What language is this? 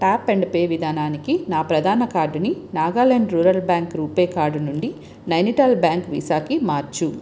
Telugu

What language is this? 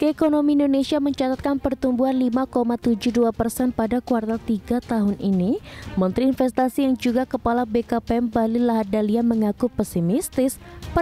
Indonesian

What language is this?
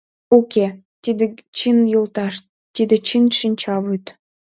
Mari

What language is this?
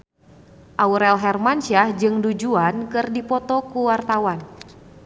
Sundanese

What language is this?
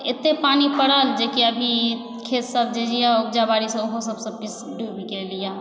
Maithili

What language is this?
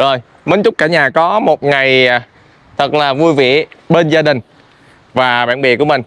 Vietnamese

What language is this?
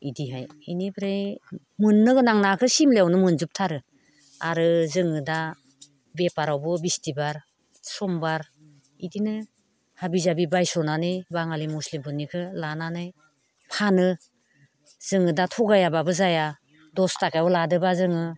Bodo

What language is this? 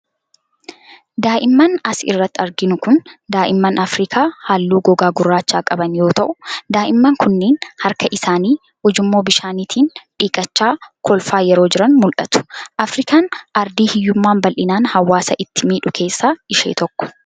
Oromo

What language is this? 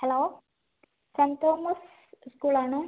Malayalam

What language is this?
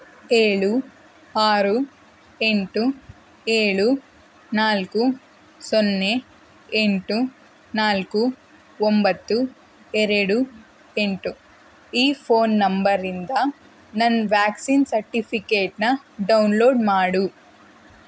Kannada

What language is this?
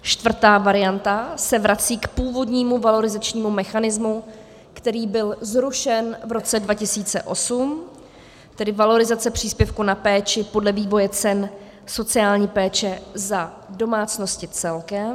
Czech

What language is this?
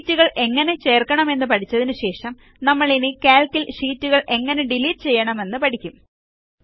Malayalam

